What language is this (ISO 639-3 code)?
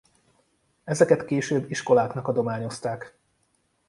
hun